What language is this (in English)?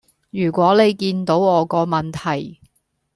Cantonese